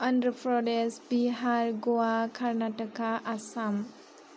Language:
Bodo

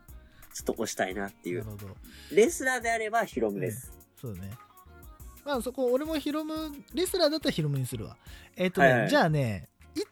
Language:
Japanese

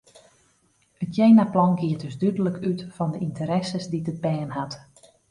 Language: Western Frisian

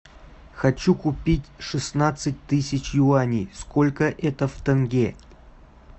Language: Russian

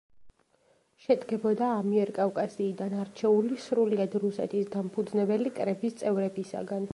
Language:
Georgian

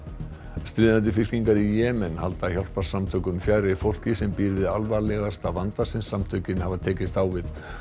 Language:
Icelandic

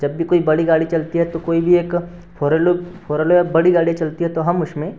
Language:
Hindi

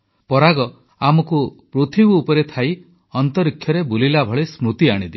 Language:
Odia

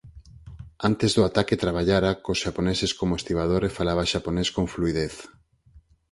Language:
Galician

